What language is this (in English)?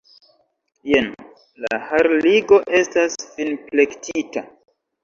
Esperanto